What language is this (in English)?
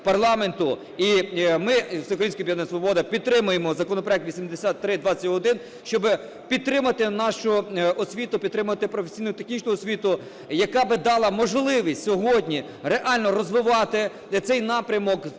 Ukrainian